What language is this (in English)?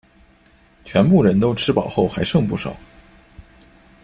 Chinese